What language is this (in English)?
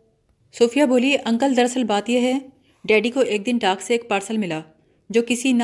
Urdu